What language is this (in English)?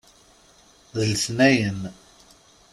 Kabyle